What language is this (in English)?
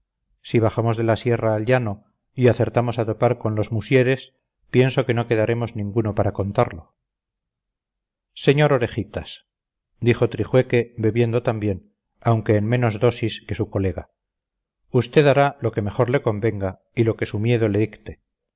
Spanish